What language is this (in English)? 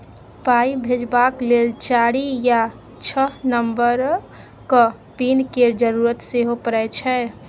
Maithili